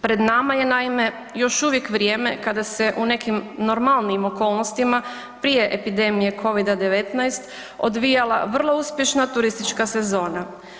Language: Croatian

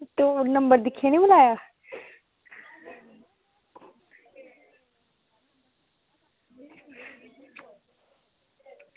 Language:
Dogri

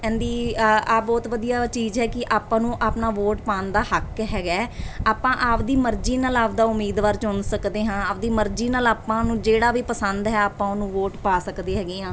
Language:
Punjabi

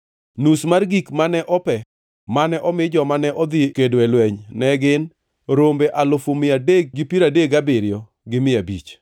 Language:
Luo (Kenya and Tanzania)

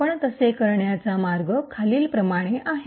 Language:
Marathi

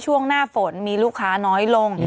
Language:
Thai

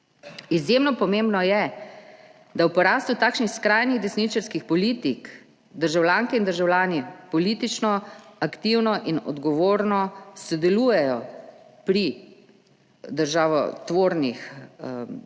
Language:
Slovenian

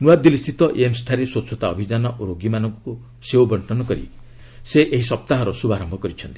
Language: Odia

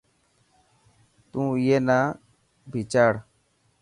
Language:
Dhatki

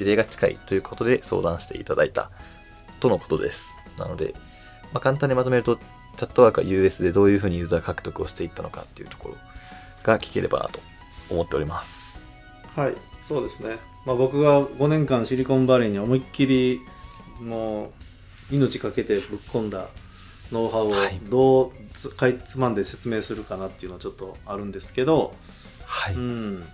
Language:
Japanese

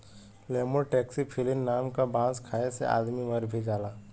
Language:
Bhojpuri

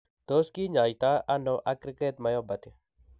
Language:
Kalenjin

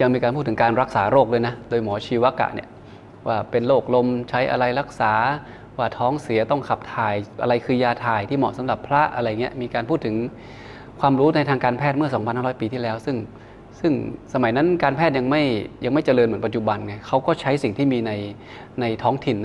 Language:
Thai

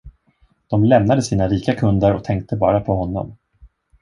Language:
Swedish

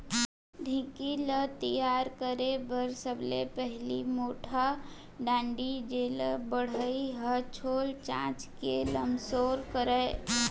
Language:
Chhattisgarhi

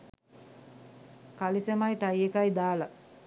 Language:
Sinhala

